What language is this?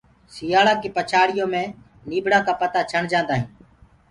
Gurgula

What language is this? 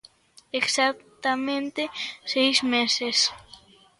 Galician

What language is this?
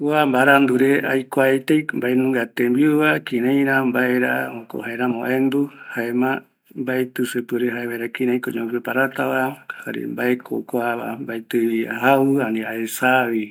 Eastern Bolivian Guaraní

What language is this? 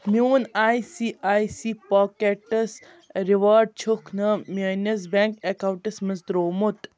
Kashmiri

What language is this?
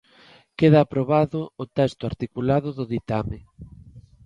Galician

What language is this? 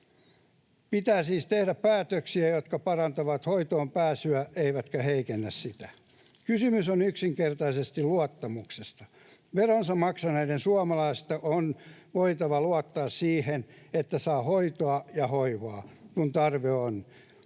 Finnish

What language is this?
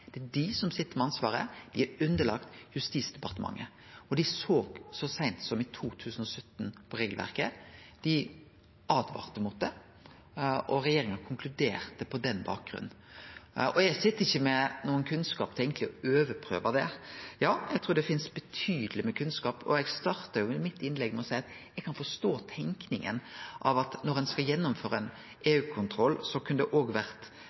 Norwegian Nynorsk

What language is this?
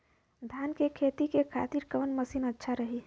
Bhojpuri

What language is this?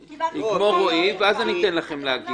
Hebrew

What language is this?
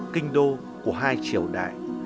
Vietnamese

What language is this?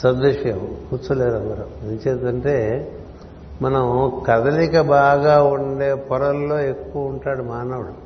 Telugu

